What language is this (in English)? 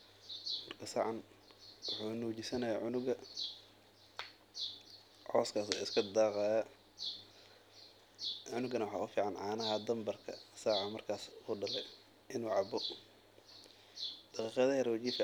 Somali